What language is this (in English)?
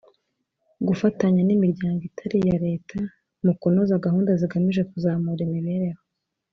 Kinyarwanda